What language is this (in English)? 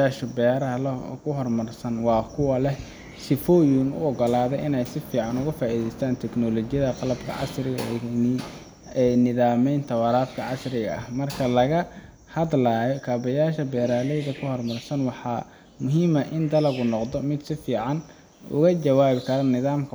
Somali